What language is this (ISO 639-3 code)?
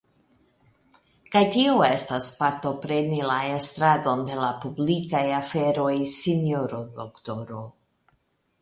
epo